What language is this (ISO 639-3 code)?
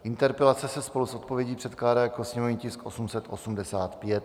ces